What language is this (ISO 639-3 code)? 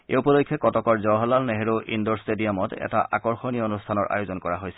asm